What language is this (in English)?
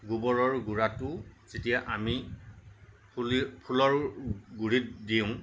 Assamese